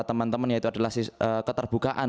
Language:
Indonesian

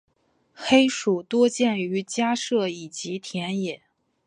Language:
Chinese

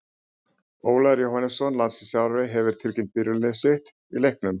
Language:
Icelandic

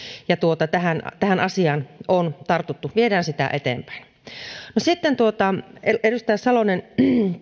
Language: Finnish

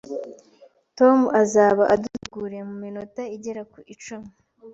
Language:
Kinyarwanda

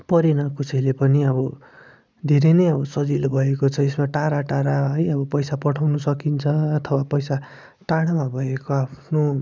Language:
Nepali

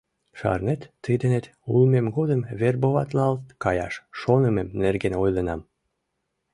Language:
Mari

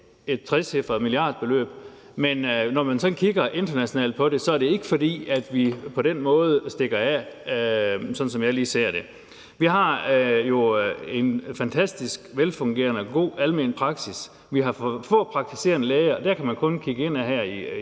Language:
Danish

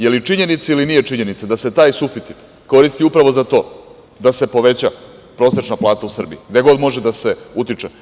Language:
Serbian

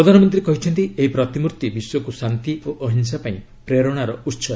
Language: Odia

